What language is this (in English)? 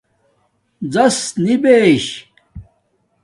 Domaaki